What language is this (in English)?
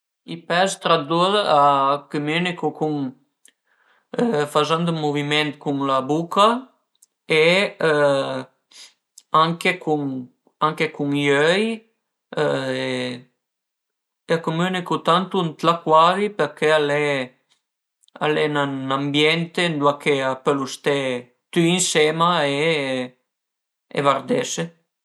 Piedmontese